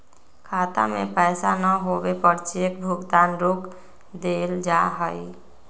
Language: Magahi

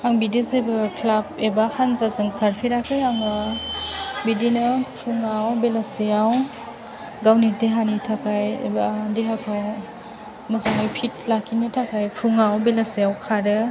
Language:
Bodo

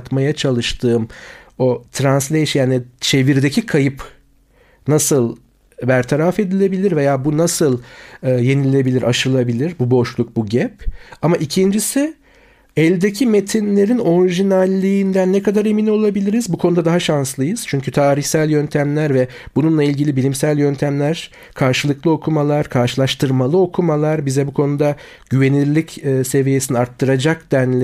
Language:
Turkish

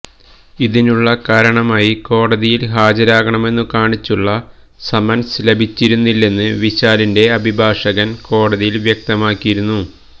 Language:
Malayalam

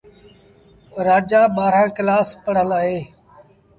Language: Sindhi Bhil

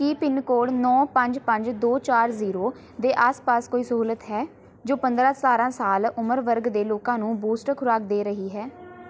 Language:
Punjabi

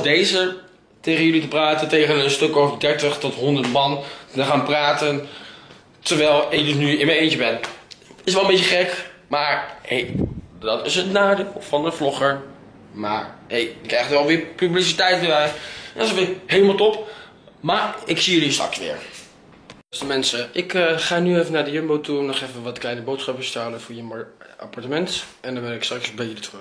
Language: Dutch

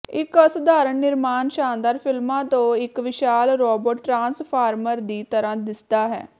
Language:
Punjabi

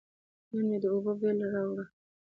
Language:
Pashto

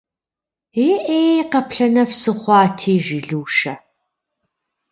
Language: Kabardian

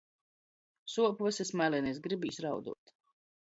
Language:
Latgalian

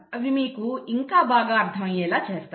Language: Telugu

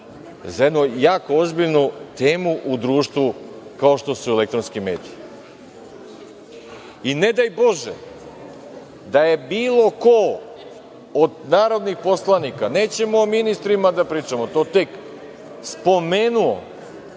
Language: Serbian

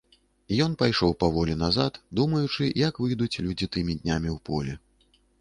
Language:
Belarusian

